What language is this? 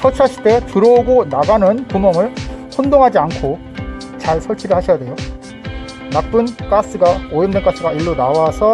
Korean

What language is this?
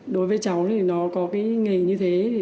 Vietnamese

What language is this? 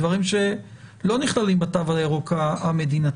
Hebrew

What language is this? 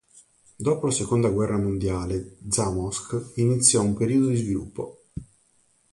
Italian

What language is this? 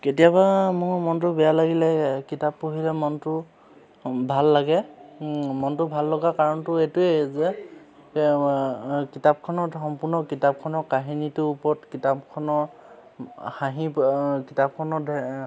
Assamese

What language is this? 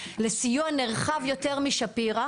Hebrew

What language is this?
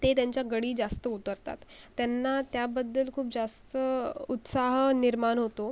Marathi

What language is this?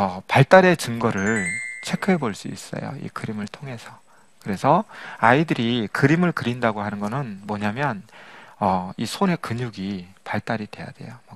Korean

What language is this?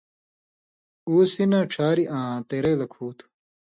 Indus Kohistani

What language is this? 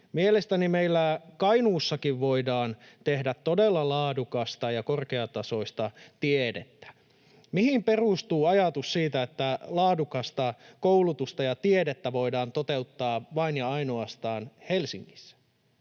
Finnish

